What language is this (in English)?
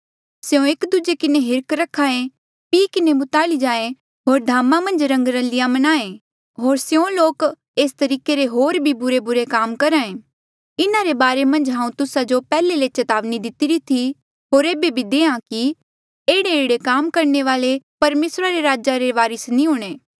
Mandeali